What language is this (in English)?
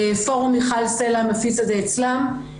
Hebrew